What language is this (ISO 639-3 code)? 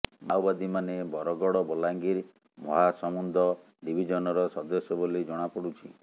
ori